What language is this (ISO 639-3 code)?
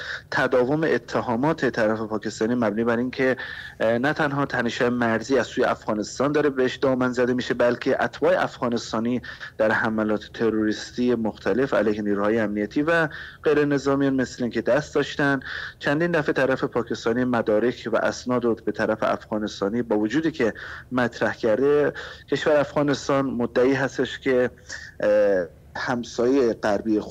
fas